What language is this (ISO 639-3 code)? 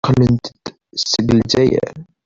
kab